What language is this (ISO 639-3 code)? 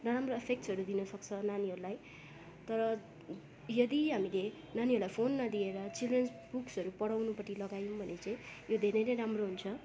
nep